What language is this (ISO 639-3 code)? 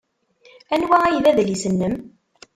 kab